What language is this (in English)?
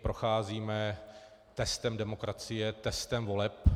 Czech